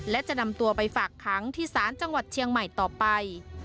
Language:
Thai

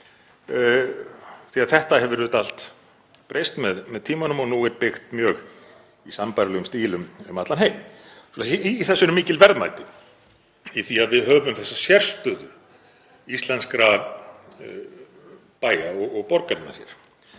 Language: Icelandic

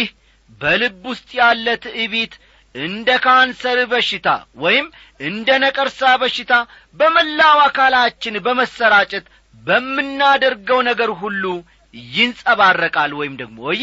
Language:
Amharic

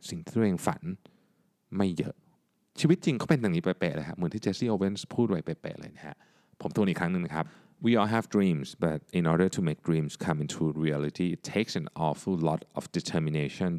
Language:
Thai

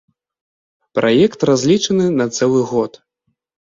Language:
Belarusian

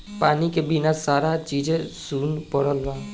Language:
Bhojpuri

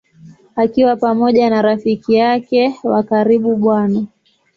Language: Swahili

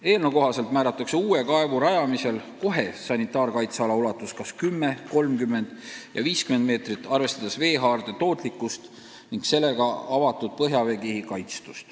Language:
Estonian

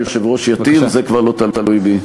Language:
Hebrew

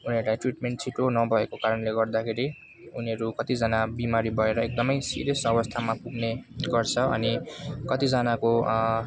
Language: Nepali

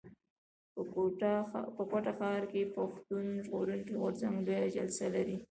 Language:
Pashto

